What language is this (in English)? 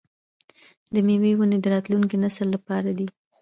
Pashto